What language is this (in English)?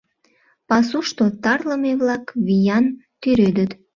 Mari